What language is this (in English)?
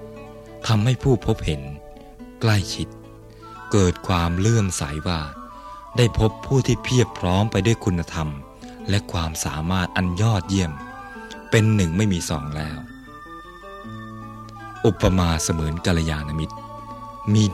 Thai